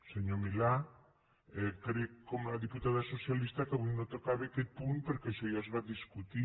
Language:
Catalan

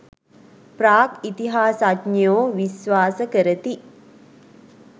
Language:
Sinhala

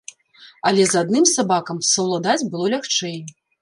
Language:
Belarusian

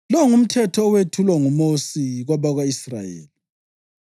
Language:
North Ndebele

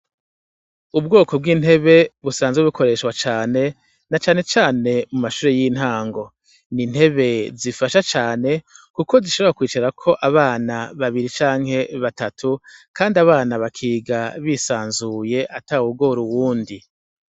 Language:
Rundi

